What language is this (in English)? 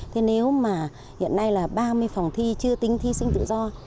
Vietnamese